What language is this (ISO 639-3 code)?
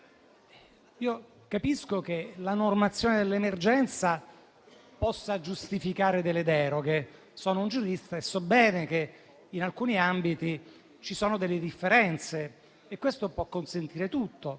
ita